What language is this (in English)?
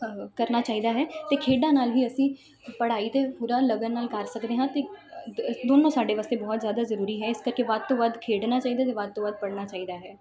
Punjabi